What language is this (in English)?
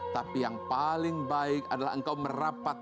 Indonesian